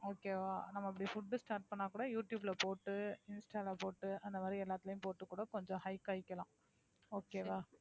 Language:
Tamil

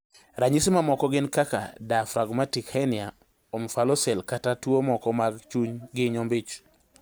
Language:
Luo (Kenya and Tanzania)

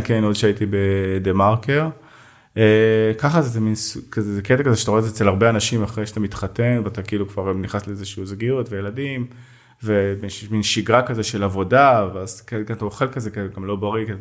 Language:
Hebrew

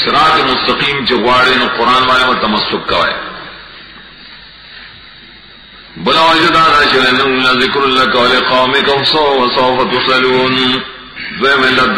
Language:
Romanian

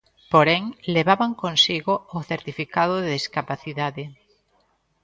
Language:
Galician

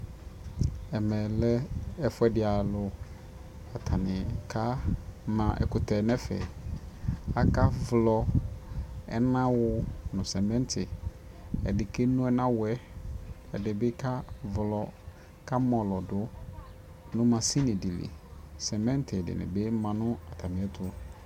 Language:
Ikposo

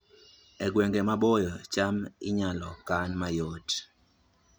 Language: Luo (Kenya and Tanzania)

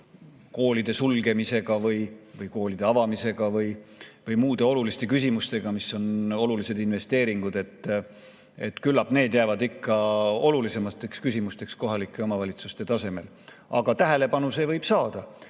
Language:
Estonian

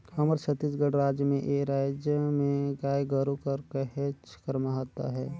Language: Chhattisgarhi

